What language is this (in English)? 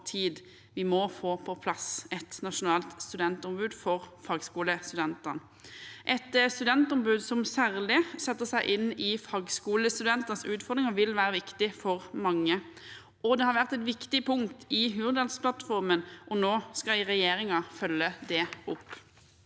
Norwegian